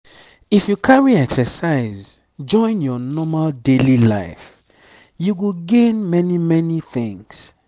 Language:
Nigerian Pidgin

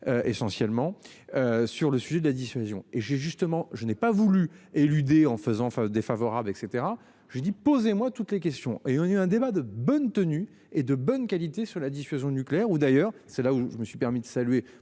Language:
French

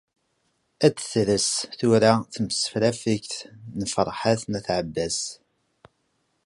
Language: Kabyle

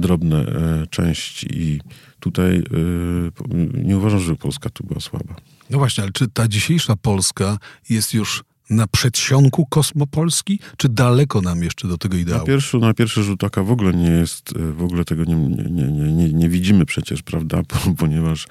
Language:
Polish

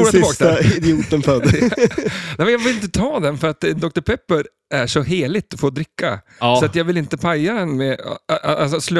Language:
Swedish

